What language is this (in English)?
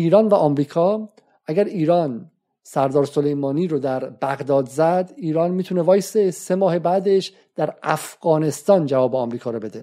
Persian